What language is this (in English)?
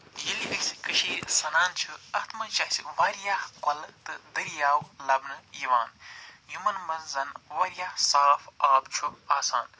Kashmiri